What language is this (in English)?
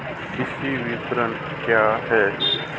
Hindi